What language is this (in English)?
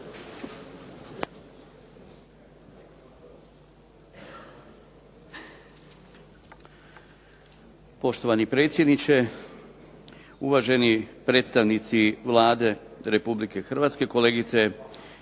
Croatian